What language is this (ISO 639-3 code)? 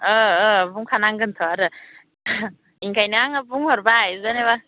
brx